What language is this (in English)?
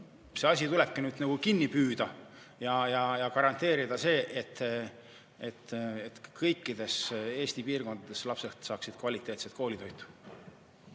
Estonian